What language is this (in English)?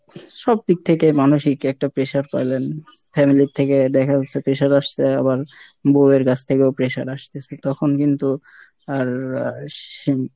Bangla